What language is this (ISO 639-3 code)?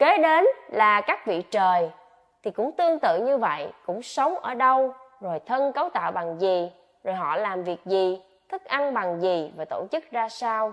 vie